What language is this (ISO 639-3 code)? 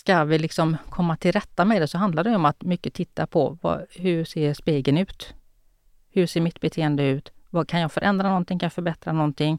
swe